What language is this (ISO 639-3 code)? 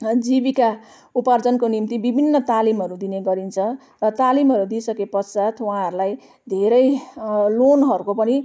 nep